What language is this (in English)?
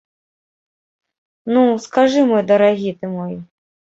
Belarusian